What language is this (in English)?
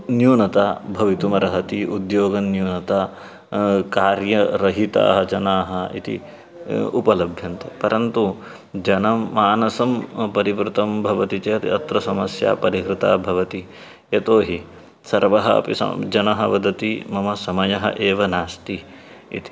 Sanskrit